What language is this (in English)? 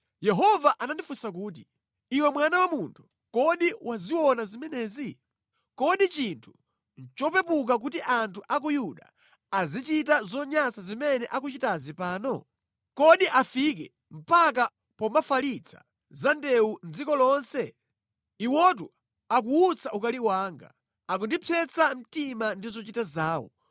Nyanja